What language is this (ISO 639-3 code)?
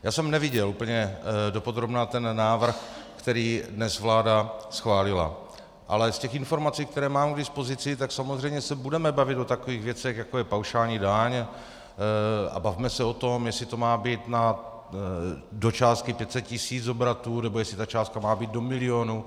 ces